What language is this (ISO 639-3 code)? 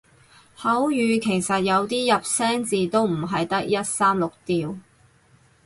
yue